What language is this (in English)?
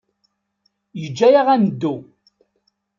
Kabyle